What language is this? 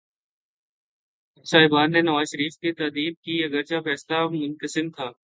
Urdu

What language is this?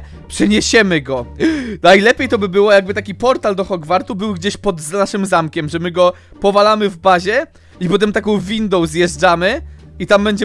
Polish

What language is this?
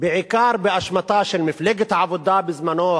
Hebrew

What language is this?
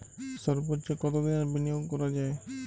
Bangla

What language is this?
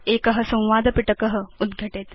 Sanskrit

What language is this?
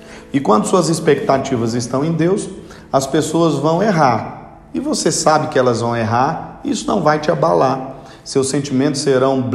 Portuguese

